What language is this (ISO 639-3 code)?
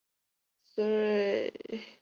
zho